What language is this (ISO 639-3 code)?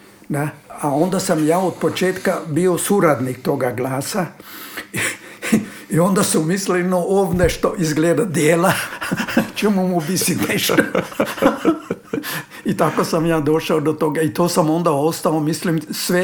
hrv